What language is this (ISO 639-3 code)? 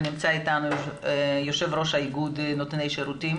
heb